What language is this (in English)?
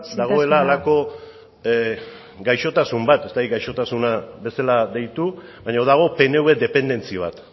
Basque